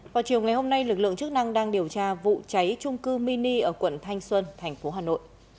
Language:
Vietnamese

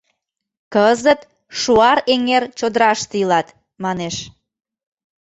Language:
Mari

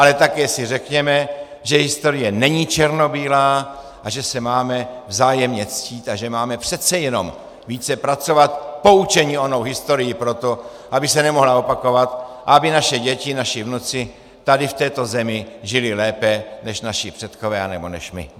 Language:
Czech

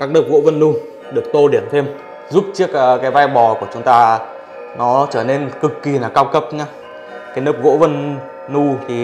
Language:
Vietnamese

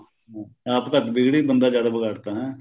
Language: Punjabi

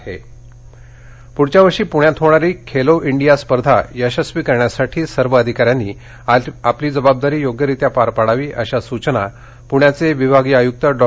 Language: Marathi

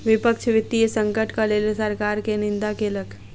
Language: Maithili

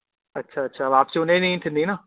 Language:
Sindhi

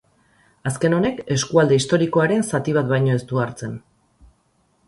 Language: Basque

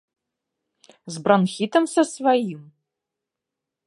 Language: Belarusian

